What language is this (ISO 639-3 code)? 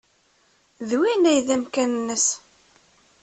kab